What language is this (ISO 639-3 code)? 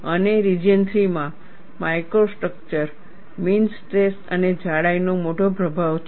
guj